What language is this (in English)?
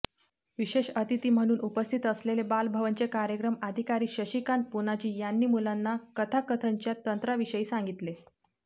Marathi